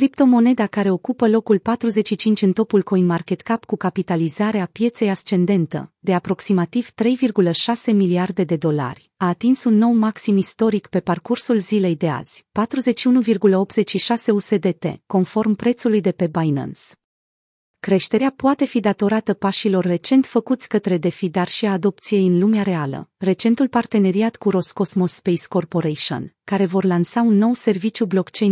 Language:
Romanian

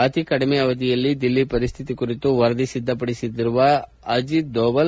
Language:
Kannada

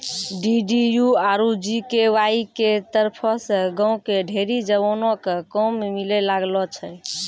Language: Maithili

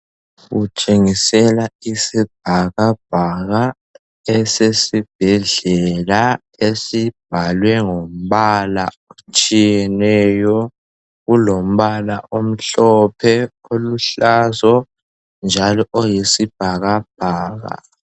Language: North Ndebele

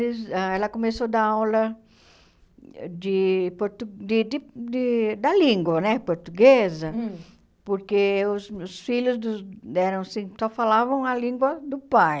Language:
Portuguese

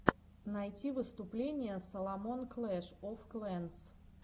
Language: Russian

